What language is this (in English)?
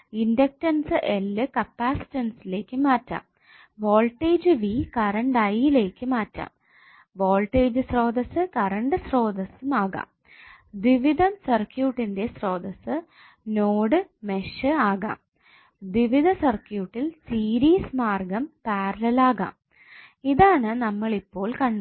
Malayalam